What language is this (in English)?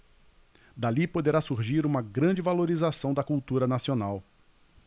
Portuguese